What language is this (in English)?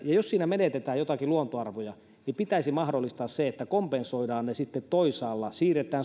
Finnish